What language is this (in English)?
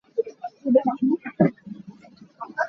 Hakha Chin